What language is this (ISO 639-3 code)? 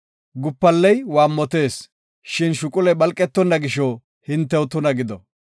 gof